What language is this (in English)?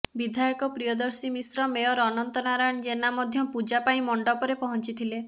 Odia